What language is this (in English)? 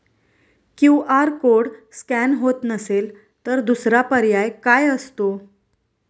Marathi